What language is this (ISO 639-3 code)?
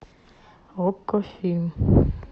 rus